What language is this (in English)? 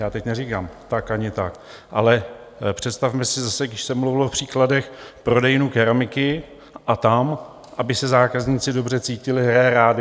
Czech